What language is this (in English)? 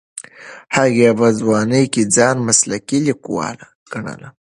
Pashto